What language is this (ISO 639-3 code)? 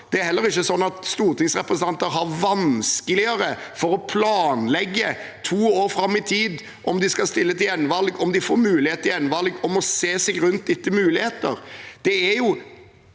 nor